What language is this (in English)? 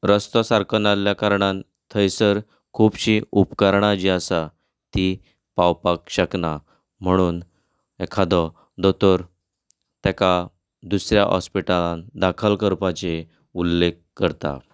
Konkani